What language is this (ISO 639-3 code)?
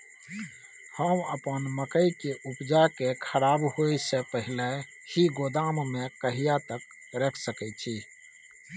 mai